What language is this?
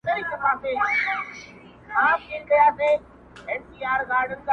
Pashto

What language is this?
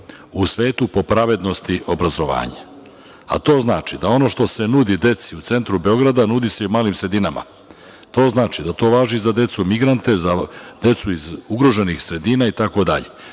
Serbian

